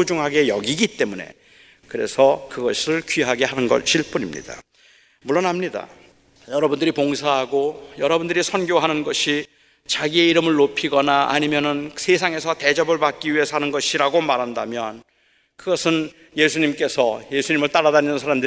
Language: Korean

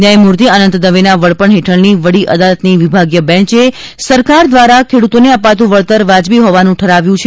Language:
Gujarati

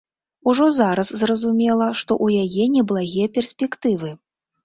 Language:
Belarusian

